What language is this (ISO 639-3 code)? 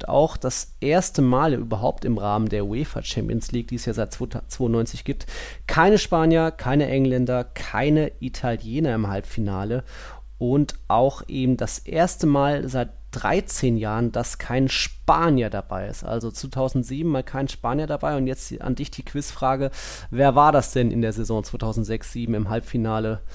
deu